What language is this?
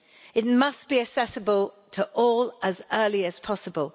English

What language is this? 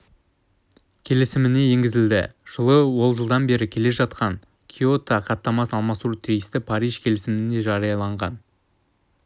Kazakh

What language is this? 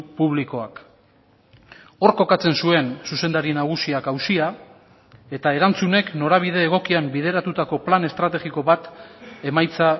Basque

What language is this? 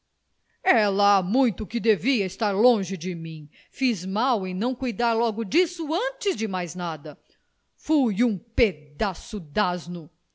Portuguese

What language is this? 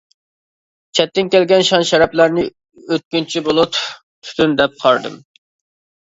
Uyghur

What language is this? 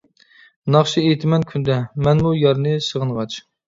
Uyghur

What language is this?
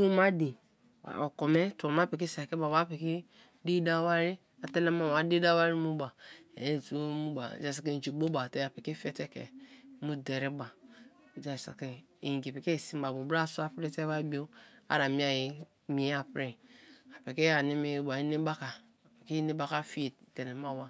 Kalabari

